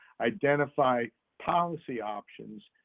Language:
English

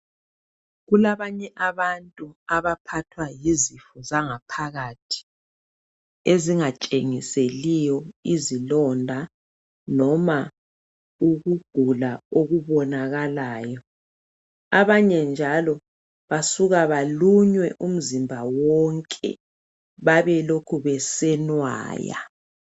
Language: North Ndebele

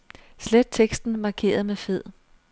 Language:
Danish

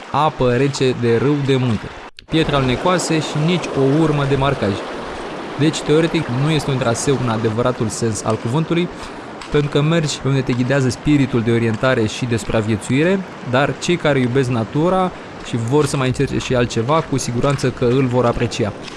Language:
Romanian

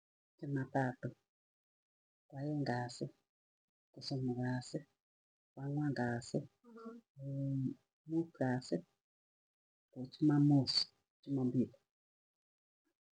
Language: Tugen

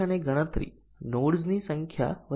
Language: Gujarati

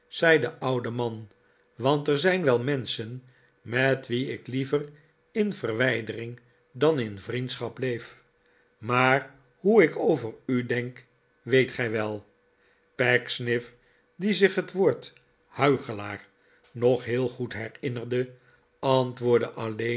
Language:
Dutch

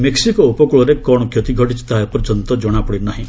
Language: Odia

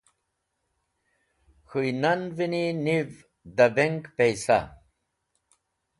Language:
Wakhi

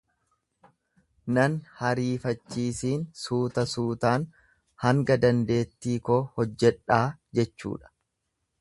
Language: Oromo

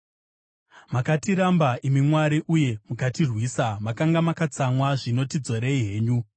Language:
Shona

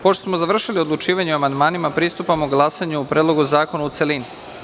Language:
Serbian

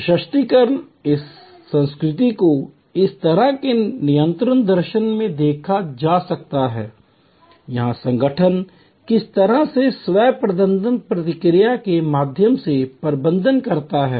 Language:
Hindi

